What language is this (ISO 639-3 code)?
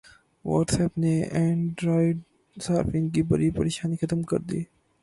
urd